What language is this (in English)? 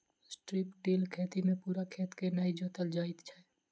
Maithili